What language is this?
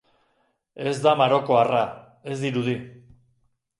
Basque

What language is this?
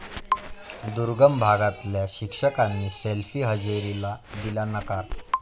Marathi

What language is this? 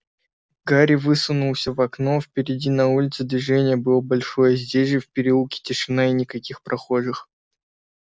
Russian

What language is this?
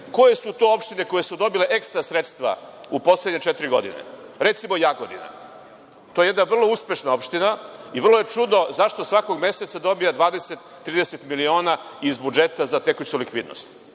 Serbian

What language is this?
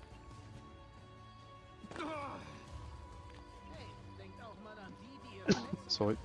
German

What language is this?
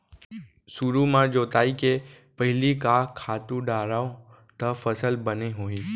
Chhattisgarhi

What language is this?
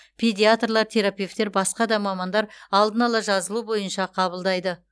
Kazakh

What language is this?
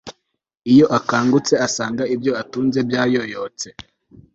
Kinyarwanda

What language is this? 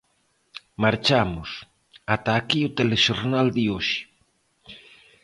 Galician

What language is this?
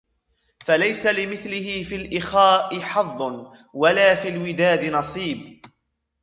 Arabic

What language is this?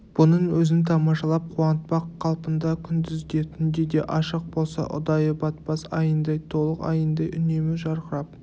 Kazakh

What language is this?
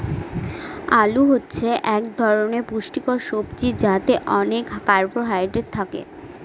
Bangla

